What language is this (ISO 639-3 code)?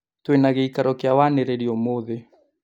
kik